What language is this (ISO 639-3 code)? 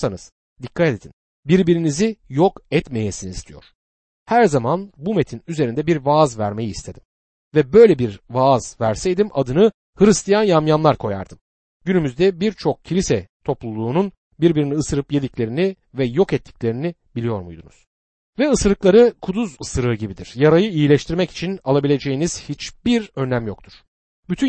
tur